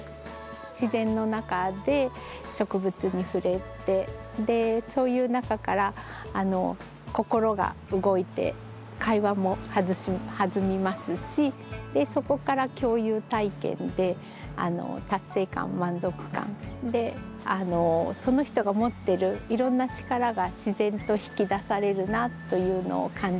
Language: Japanese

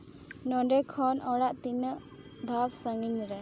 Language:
Santali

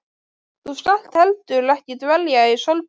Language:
Icelandic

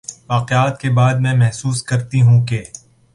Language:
Urdu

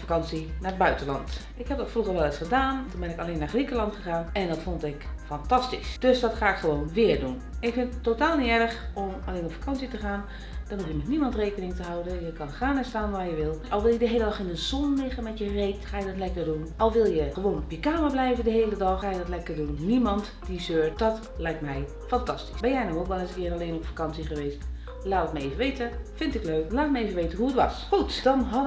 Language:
Dutch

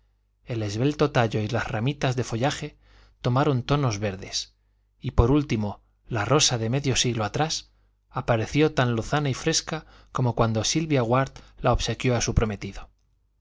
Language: Spanish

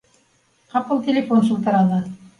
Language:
Bashkir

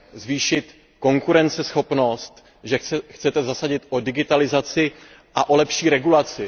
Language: Czech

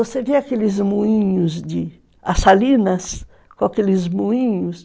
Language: Portuguese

